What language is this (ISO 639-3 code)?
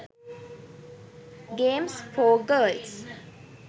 sin